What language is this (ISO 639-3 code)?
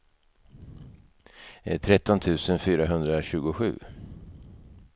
swe